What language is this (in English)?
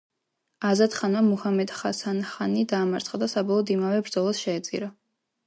Georgian